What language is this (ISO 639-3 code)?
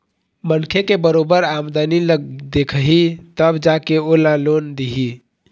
hne